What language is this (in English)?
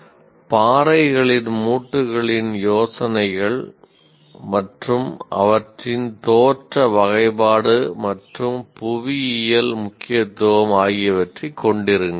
Tamil